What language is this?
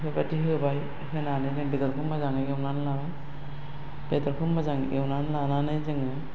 Bodo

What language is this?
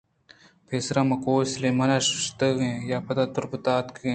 Eastern Balochi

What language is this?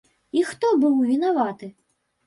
Belarusian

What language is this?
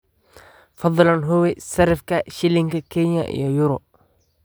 Somali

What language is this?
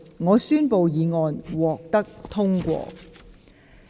Cantonese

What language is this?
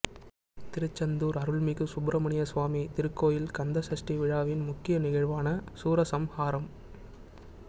Tamil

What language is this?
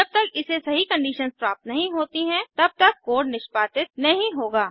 Hindi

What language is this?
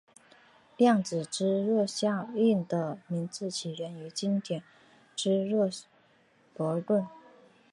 Chinese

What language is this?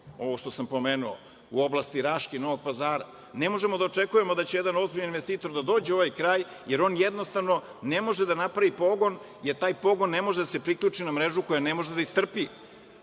Serbian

